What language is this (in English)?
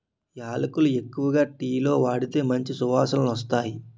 Telugu